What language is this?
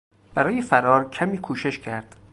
Persian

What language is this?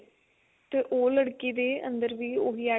Punjabi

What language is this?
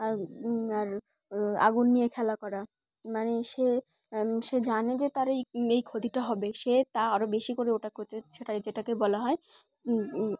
Bangla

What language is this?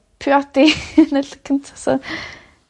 Welsh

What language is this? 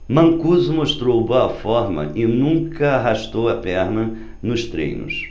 Portuguese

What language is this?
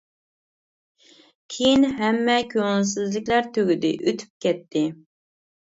Uyghur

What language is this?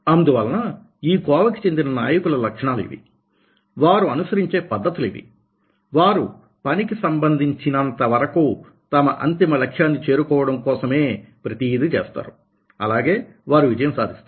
Telugu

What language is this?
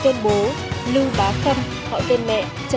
Vietnamese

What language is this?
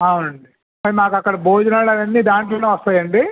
Telugu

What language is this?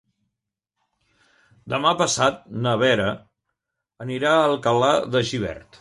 Catalan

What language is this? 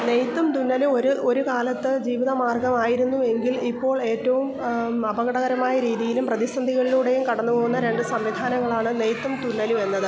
Malayalam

